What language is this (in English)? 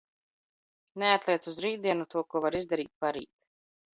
Latvian